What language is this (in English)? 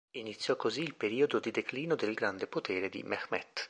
Italian